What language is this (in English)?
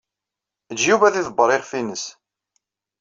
Kabyle